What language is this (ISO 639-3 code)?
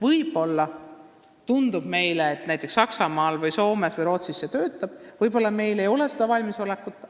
est